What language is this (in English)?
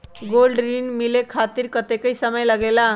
Magahi